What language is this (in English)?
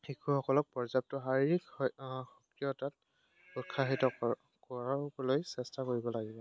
Assamese